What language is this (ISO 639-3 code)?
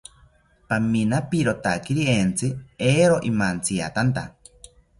cpy